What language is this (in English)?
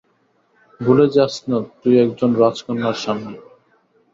Bangla